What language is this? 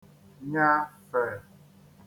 Igbo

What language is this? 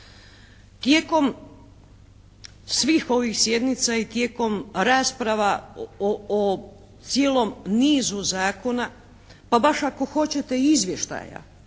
Croatian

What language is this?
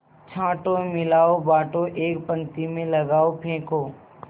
Hindi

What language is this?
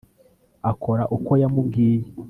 Kinyarwanda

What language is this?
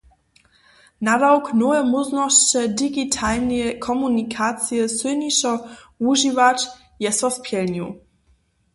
Upper Sorbian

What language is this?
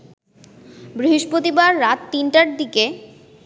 Bangla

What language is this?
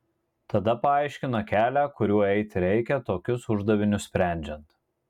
Lithuanian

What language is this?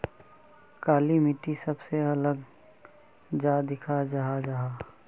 Magahi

